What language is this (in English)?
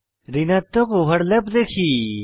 Bangla